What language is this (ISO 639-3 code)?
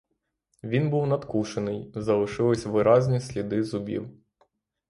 ukr